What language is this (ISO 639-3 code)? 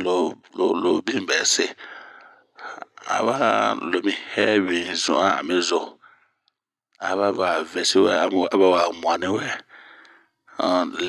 bmq